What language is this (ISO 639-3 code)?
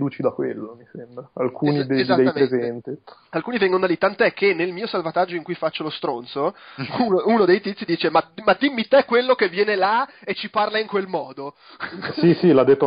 ita